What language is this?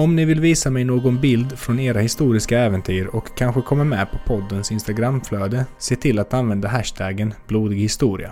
Swedish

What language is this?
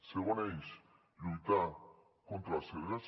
Catalan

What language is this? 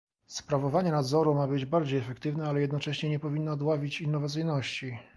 Polish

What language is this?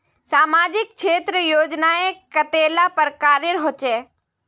Magahi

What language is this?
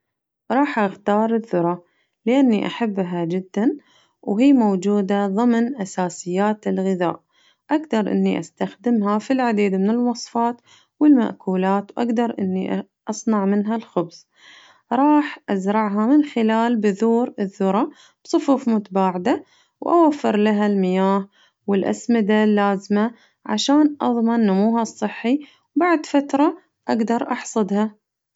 Najdi Arabic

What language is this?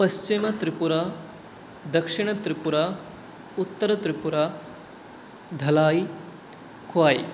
Sanskrit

